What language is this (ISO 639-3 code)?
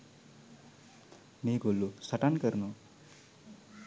sin